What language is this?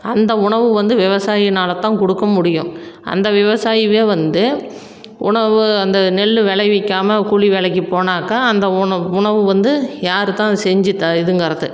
Tamil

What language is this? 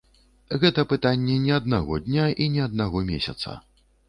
Belarusian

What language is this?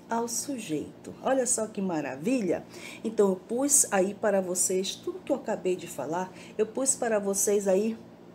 Portuguese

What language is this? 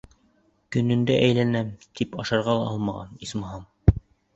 Bashkir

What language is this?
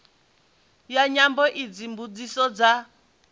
Venda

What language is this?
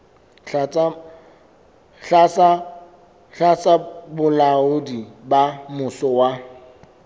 Southern Sotho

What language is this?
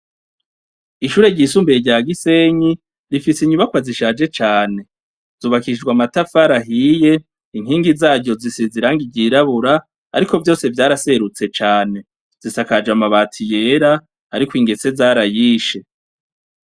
Rundi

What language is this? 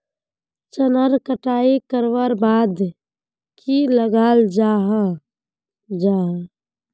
Magahi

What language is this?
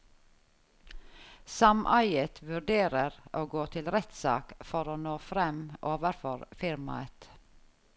Norwegian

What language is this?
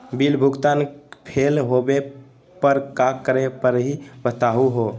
Magahi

